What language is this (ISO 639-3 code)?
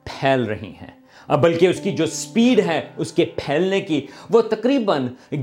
urd